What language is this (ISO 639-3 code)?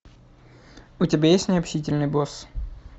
rus